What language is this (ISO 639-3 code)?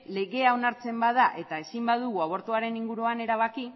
eus